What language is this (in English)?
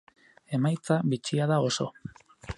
Basque